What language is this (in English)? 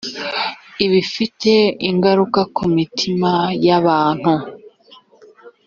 Kinyarwanda